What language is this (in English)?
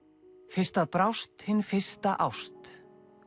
Icelandic